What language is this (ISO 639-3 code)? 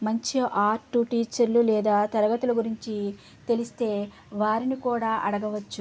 tel